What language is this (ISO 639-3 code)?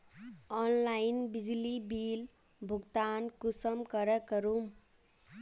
mag